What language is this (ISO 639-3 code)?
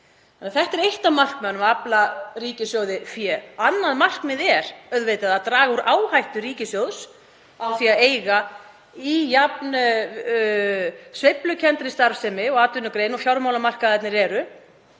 isl